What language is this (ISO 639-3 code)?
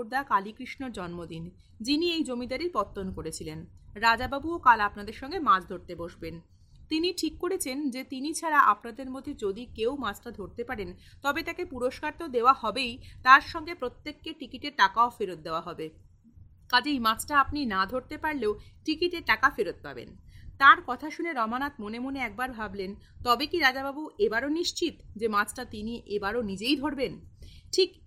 ben